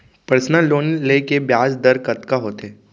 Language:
Chhattisgarhi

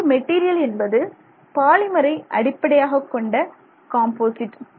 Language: Tamil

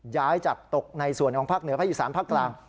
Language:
Thai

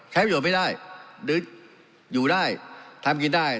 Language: Thai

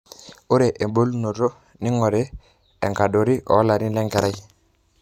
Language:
Masai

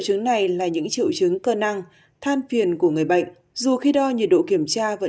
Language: Vietnamese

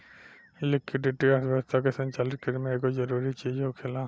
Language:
Bhojpuri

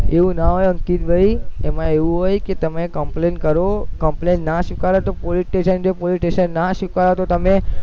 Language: Gujarati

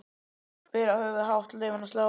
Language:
Icelandic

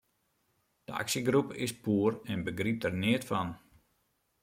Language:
Western Frisian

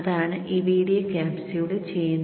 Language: Malayalam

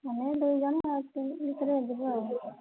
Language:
Odia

